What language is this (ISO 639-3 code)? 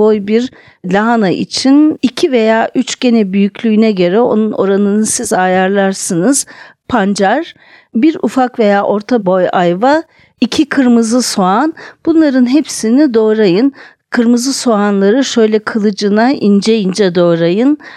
tur